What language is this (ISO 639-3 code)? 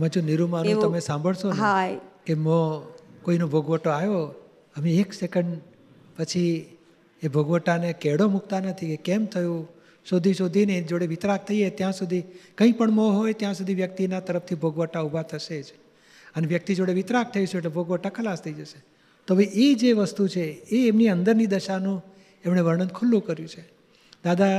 guj